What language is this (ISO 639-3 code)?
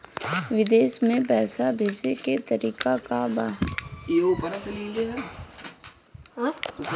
bho